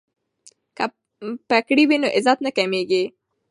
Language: Pashto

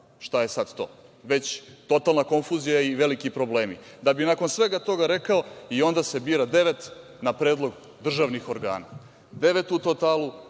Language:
Serbian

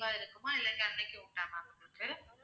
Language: Tamil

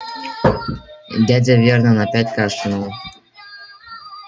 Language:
Russian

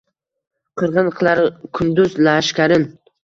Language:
Uzbek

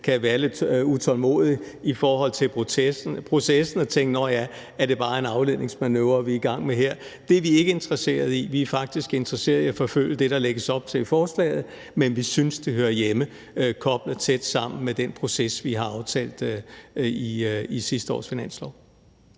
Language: Danish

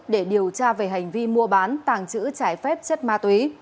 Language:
Vietnamese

